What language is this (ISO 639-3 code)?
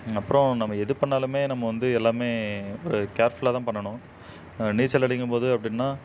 tam